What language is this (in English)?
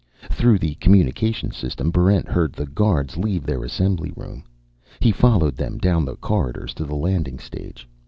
English